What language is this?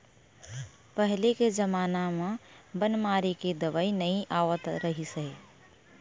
Chhattisgarhi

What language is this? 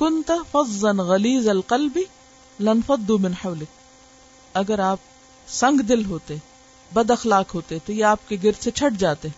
Urdu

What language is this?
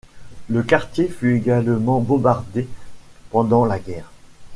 French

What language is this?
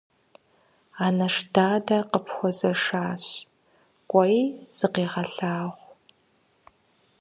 Kabardian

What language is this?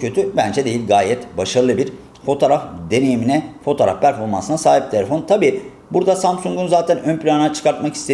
Turkish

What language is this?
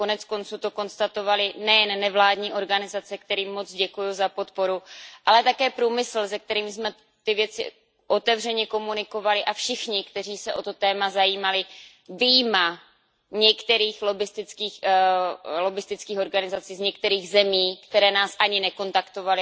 Czech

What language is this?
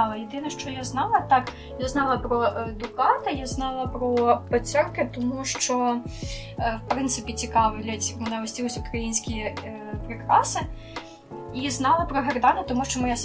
Ukrainian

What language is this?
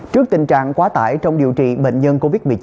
Vietnamese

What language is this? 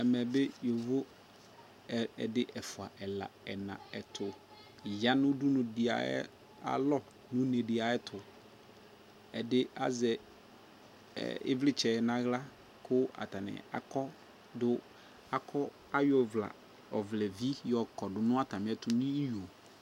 Ikposo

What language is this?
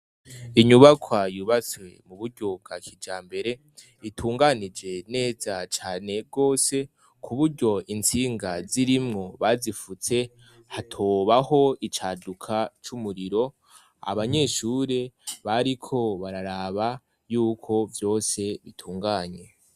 Rundi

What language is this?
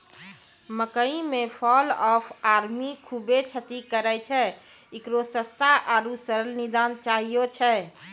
Maithili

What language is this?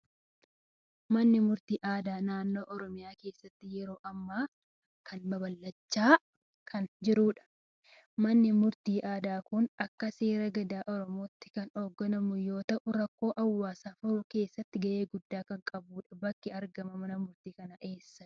Oromo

